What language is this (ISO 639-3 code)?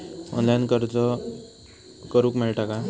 mar